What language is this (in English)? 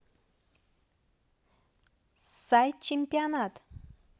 Russian